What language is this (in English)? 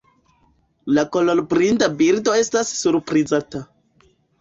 Esperanto